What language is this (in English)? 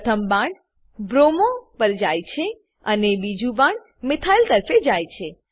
Gujarati